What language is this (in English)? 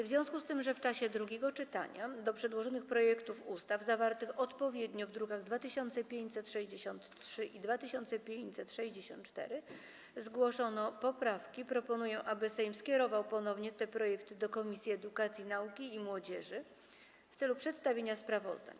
Polish